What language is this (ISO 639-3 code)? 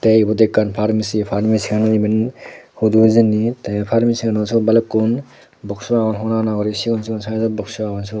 ccp